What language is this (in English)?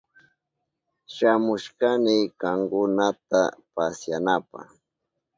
Southern Pastaza Quechua